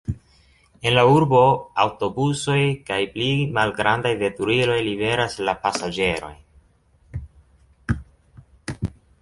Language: Esperanto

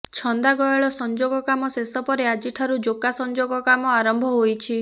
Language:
Odia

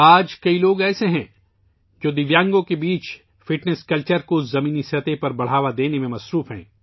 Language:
Urdu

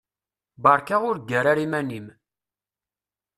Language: Kabyle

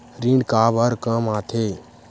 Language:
Chhattisgarhi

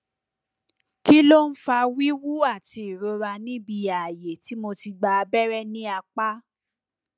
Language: Yoruba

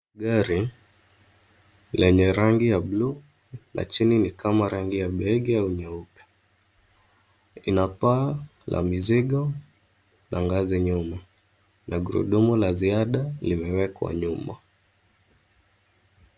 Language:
Swahili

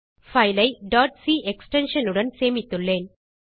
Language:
Tamil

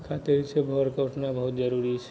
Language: Maithili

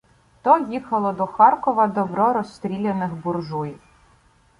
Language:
Ukrainian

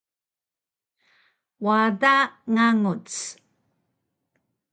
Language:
Taroko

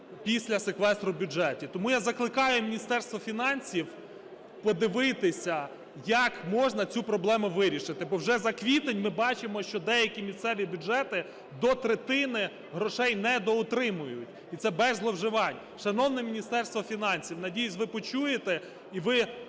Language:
Ukrainian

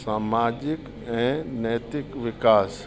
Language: Sindhi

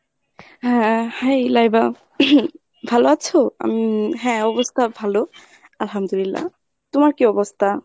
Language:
Bangla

